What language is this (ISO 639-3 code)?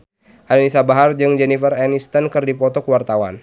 sun